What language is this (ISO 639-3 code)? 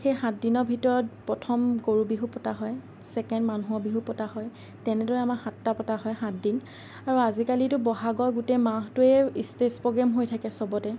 asm